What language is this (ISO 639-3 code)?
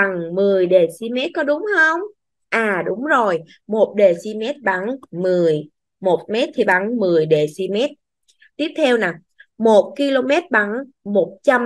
vie